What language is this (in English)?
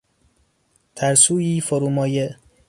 Persian